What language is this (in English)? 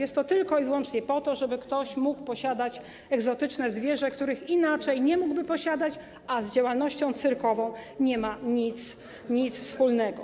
Polish